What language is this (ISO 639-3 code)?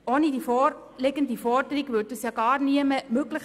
gsw